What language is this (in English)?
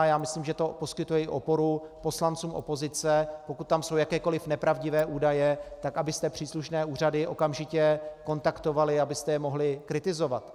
Czech